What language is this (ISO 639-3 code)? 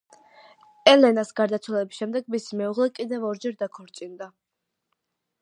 kat